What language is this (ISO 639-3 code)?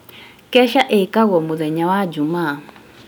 kik